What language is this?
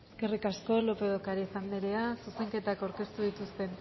Basque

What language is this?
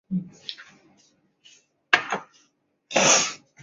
Chinese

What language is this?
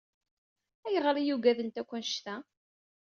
Kabyle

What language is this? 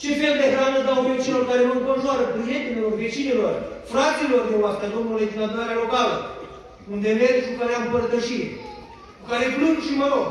Romanian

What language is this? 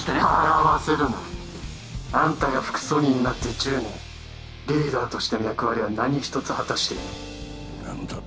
Japanese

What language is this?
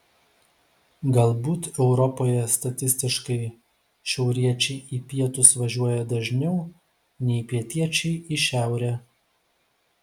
Lithuanian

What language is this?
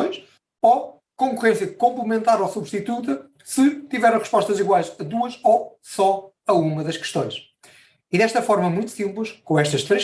Portuguese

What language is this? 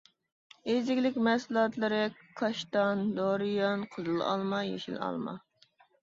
Uyghur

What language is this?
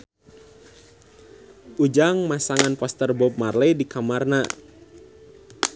Sundanese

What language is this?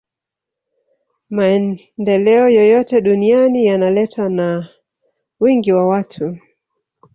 Swahili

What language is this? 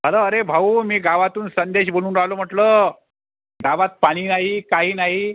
Marathi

